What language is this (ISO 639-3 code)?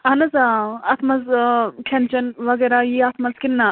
kas